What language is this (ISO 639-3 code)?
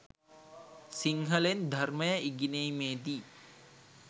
sin